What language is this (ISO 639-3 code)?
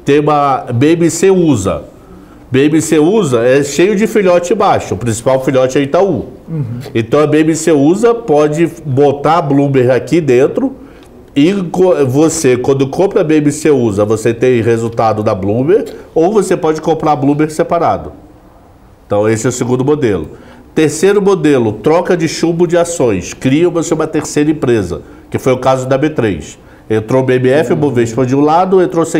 por